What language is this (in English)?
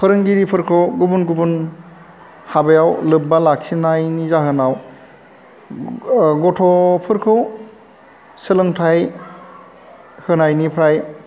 Bodo